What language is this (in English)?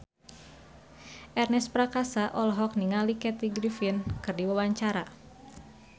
Sundanese